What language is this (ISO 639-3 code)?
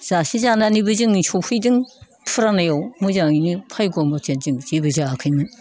brx